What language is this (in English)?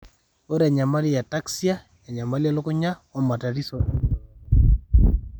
Masai